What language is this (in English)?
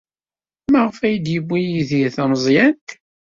Kabyle